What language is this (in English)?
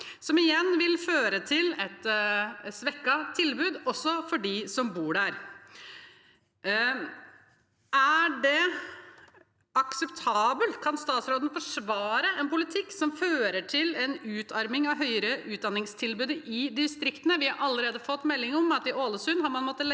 Norwegian